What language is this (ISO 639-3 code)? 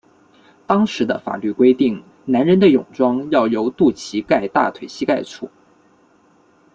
zho